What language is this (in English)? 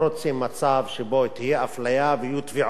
Hebrew